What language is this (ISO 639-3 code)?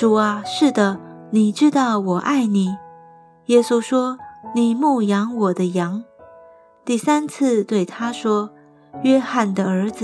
zho